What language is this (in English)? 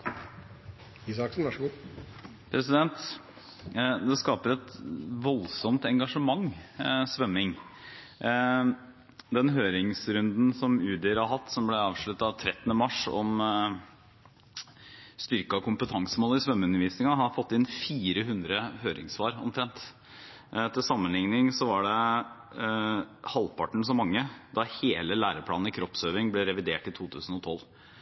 Norwegian